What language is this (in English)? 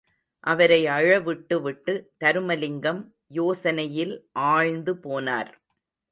Tamil